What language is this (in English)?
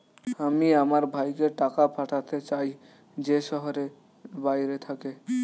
Bangla